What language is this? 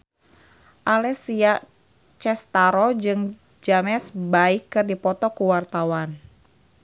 Sundanese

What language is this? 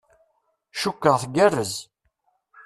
Kabyle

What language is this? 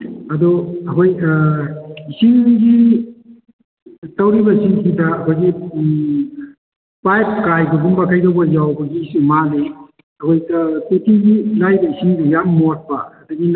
Manipuri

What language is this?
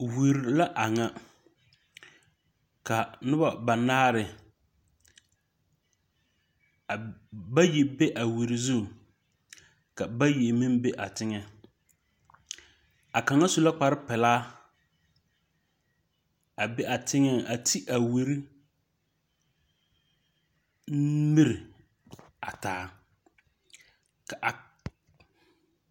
Southern Dagaare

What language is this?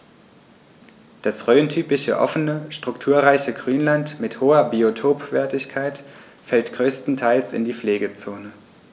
German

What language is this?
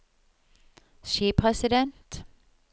Norwegian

